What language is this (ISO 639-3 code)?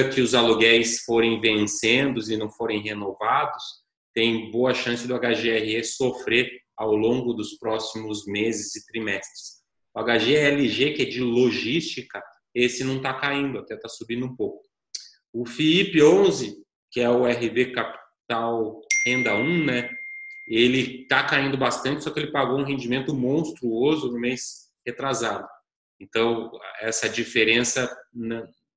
por